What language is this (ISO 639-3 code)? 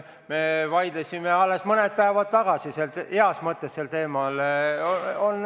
est